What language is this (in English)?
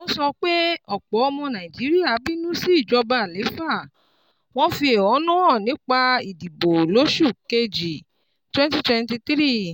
Yoruba